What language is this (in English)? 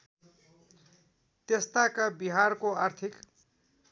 Nepali